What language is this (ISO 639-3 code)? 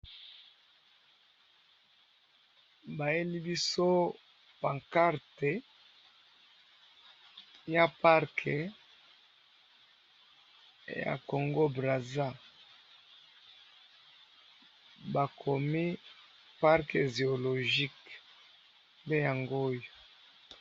lin